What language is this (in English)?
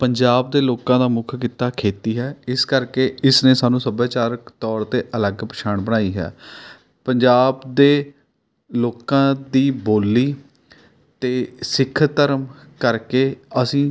Punjabi